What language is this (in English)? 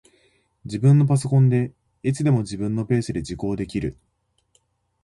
Japanese